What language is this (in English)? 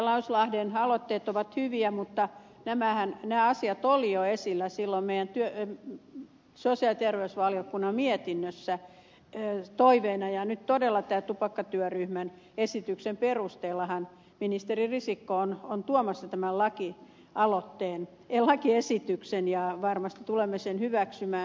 Finnish